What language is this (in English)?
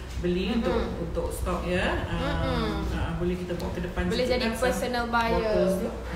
Malay